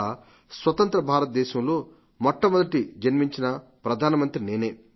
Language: Telugu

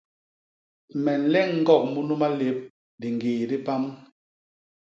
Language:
Basaa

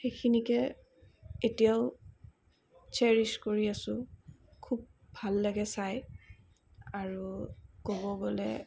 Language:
Assamese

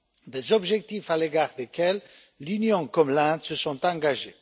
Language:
French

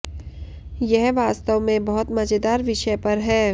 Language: Hindi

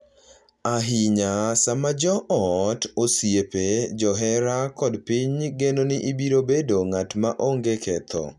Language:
Luo (Kenya and Tanzania)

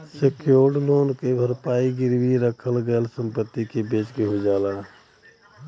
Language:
Bhojpuri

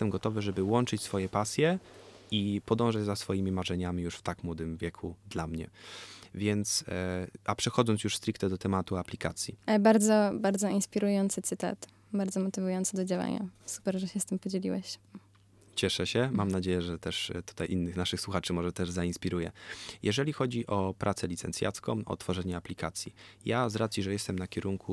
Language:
Polish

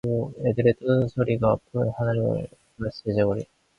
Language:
Korean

